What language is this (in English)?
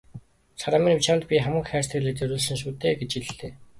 Mongolian